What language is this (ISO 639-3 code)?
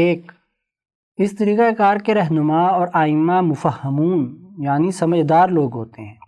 urd